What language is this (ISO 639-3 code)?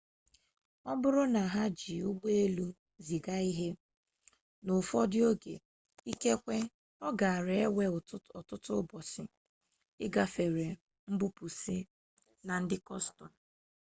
ibo